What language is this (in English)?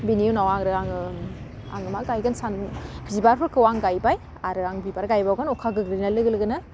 Bodo